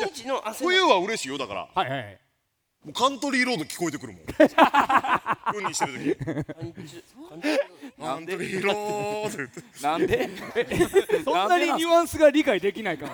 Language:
Japanese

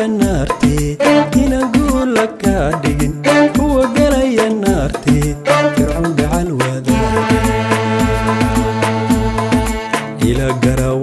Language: French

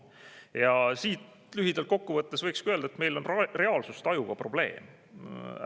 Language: Estonian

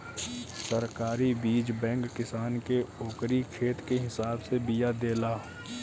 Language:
Bhojpuri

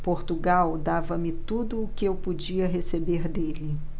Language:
Portuguese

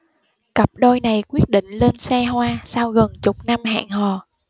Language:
Vietnamese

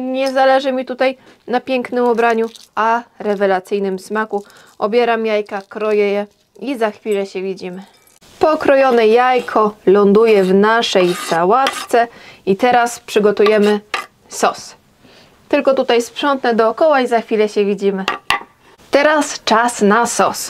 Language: Polish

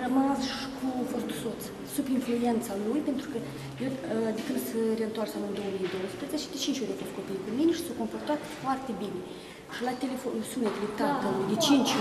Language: Romanian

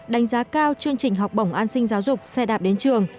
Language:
Vietnamese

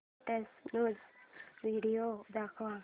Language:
Marathi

